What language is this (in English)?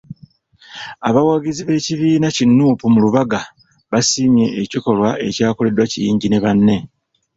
Ganda